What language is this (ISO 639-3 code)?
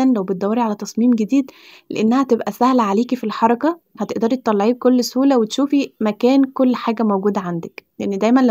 ara